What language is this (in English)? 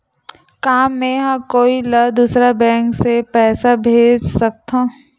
Chhattisgarhi